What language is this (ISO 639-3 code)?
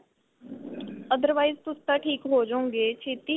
pan